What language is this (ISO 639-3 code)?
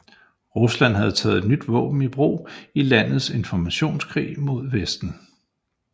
dan